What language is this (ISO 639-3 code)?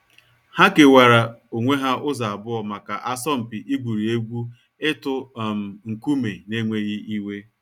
ibo